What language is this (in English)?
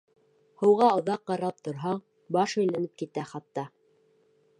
Bashkir